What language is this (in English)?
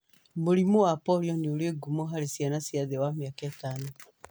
Kikuyu